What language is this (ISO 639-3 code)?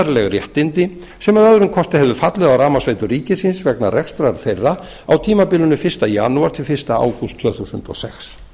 isl